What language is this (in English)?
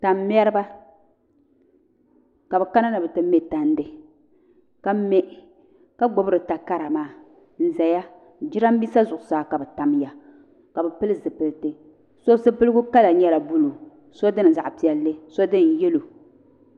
Dagbani